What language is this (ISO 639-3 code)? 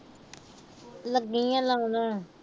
pan